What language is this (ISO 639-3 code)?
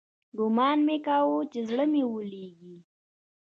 pus